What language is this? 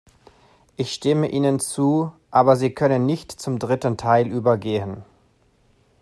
German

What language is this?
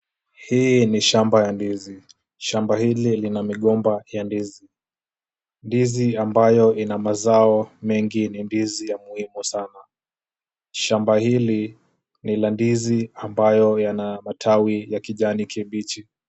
Swahili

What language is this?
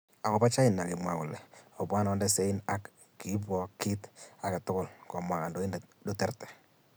Kalenjin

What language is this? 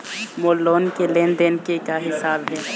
Chhattisgarhi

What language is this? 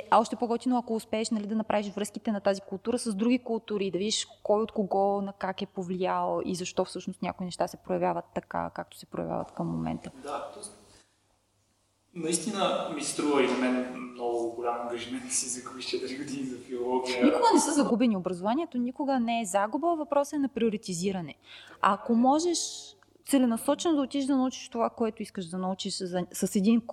Bulgarian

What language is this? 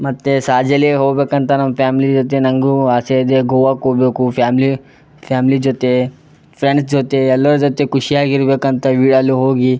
Kannada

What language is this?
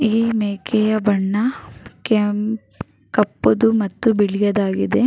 Kannada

